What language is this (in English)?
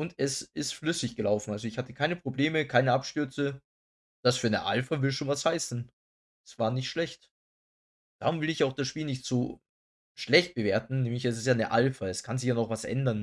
German